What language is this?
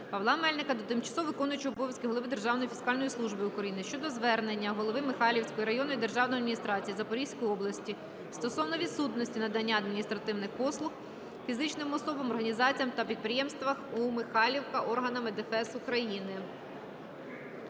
Ukrainian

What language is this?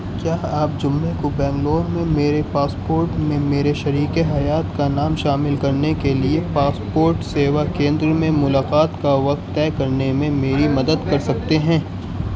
Urdu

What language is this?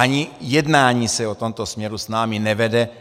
Czech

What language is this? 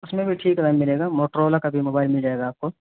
Urdu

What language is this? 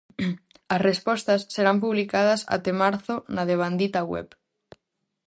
Galician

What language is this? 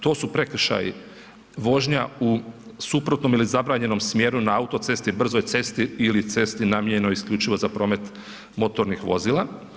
Croatian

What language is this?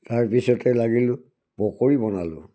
Assamese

